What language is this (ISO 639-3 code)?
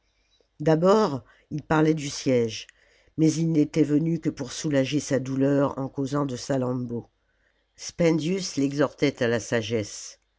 fra